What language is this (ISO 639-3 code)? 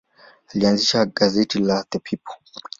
swa